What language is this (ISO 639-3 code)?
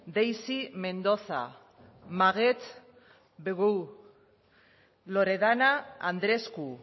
spa